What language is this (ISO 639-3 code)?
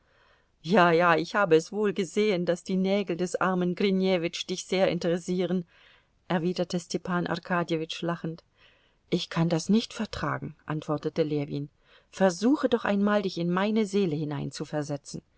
deu